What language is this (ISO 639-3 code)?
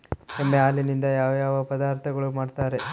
kan